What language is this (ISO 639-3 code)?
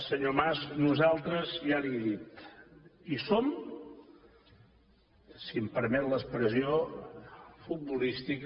cat